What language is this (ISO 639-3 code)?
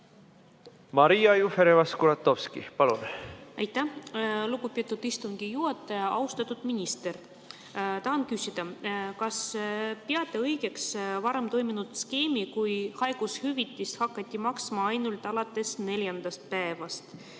est